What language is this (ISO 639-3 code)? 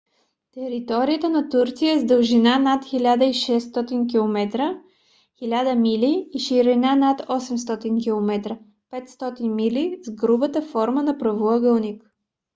bul